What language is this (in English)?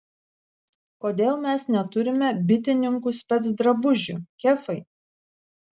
Lithuanian